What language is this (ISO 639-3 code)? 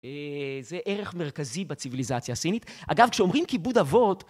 heb